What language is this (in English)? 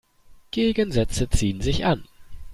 German